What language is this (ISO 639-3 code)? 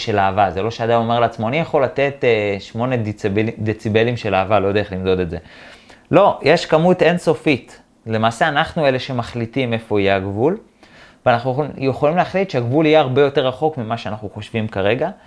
heb